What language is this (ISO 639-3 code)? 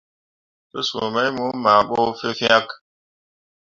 mua